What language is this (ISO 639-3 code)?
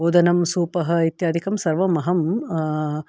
san